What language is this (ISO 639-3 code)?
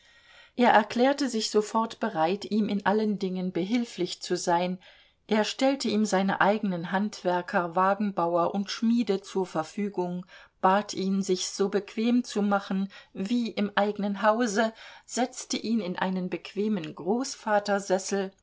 deu